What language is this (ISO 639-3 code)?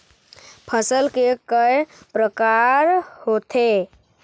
hne